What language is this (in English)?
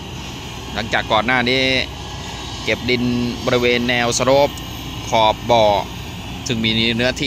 Thai